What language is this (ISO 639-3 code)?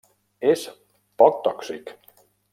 cat